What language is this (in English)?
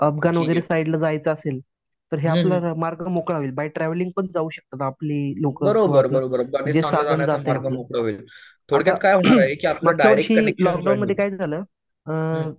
Marathi